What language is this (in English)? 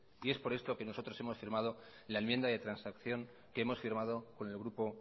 Spanish